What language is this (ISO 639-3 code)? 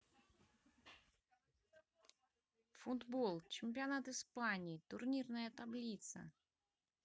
rus